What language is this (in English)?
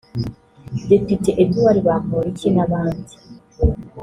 Kinyarwanda